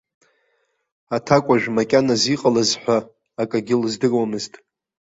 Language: Abkhazian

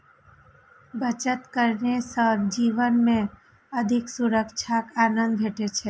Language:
Maithili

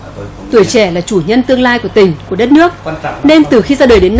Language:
Vietnamese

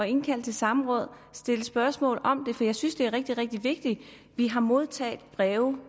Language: Danish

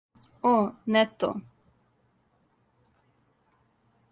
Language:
Serbian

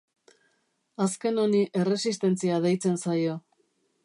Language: Basque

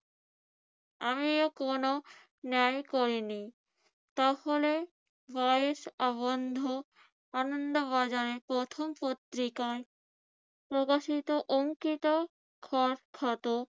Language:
Bangla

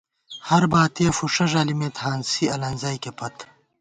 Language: Gawar-Bati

